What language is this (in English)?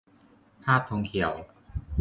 Thai